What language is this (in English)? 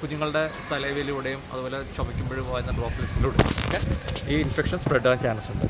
Malayalam